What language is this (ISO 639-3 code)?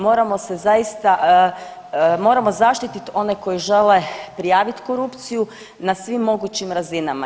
hrv